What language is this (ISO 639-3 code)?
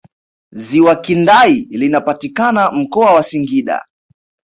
swa